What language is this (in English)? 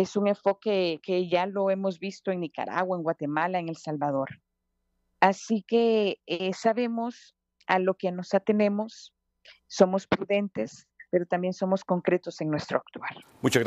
Spanish